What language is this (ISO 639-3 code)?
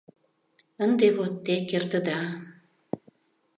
chm